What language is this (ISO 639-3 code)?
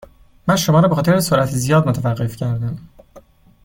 fas